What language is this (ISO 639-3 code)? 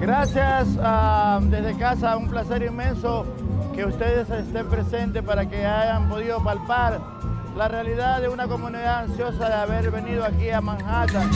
spa